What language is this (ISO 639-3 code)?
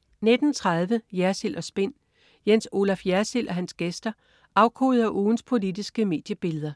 dan